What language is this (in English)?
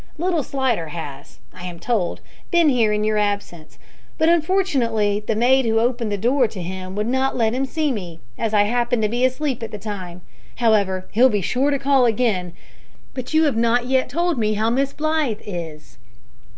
English